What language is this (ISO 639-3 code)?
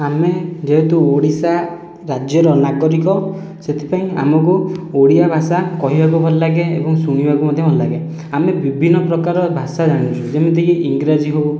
ori